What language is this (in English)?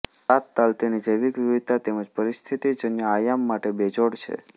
Gujarati